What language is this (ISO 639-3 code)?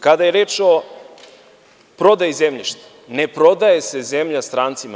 srp